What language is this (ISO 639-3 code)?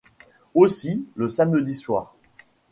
fra